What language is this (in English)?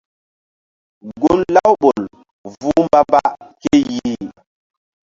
Mbum